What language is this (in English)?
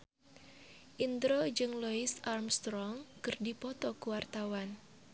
Sundanese